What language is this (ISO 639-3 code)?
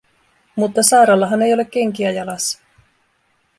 fin